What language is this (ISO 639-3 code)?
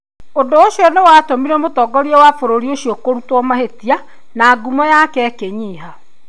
kik